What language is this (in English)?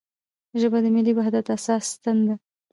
Pashto